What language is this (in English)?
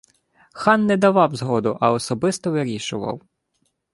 Ukrainian